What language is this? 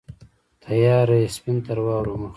Pashto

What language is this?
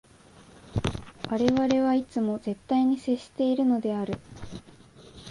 Japanese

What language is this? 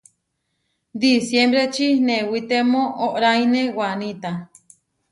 Huarijio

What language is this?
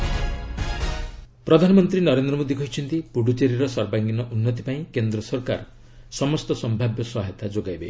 Odia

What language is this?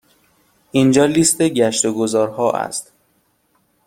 Persian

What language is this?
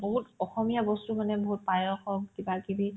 Assamese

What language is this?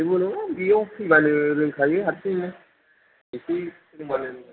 Bodo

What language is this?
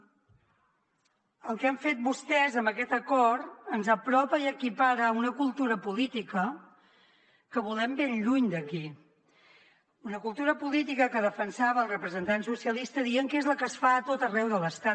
Catalan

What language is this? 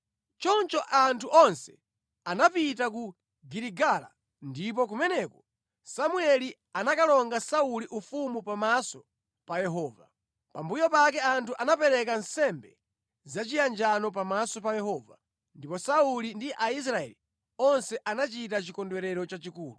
Nyanja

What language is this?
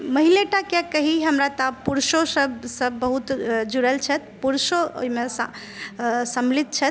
Maithili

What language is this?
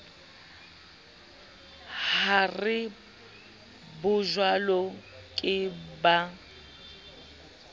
Southern Sotho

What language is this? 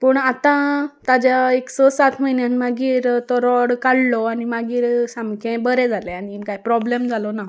Konkani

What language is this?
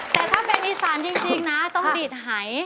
Thai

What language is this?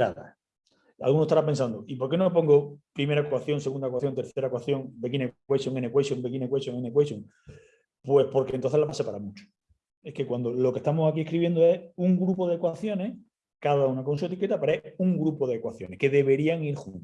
Spanish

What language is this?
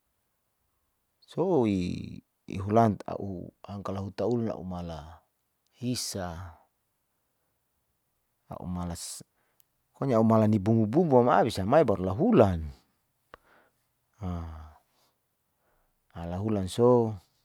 Saleman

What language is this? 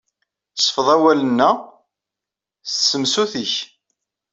Kabyle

